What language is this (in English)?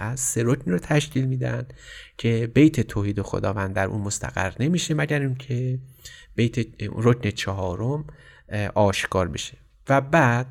Persian